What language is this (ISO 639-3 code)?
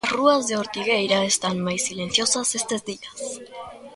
glg